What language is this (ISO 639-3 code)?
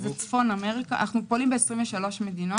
heb